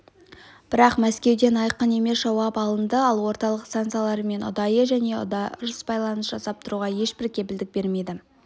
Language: Kazakh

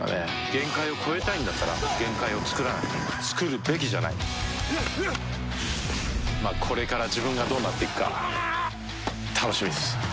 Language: Japanese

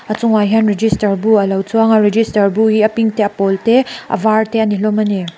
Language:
Mizo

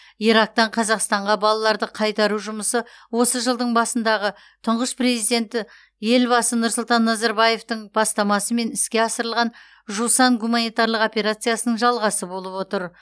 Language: Kazakh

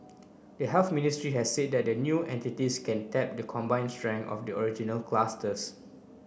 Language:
English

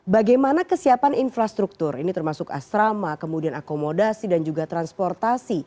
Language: Indonesian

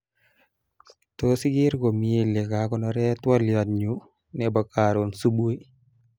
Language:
Kalenjin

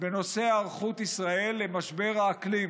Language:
Hebrew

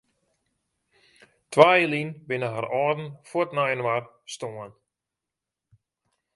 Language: Western Frisian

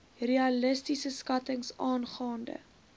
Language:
Afrikaans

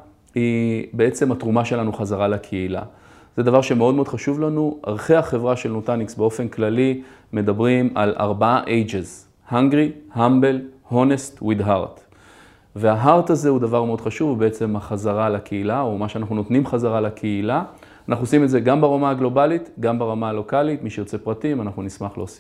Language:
Hebrew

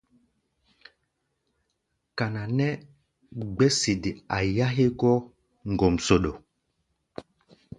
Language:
Gbaya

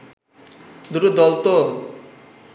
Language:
Bangla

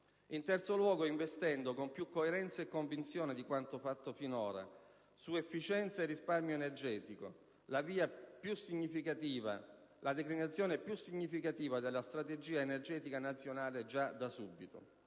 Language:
Italian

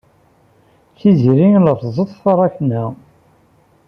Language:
Kabyle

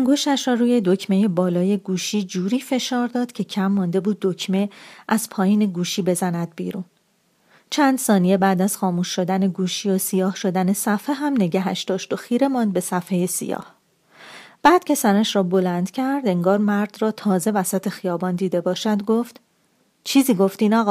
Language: Persian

